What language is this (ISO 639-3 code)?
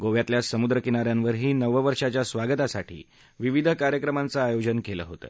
mar